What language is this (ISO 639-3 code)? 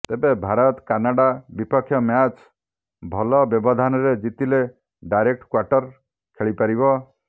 ori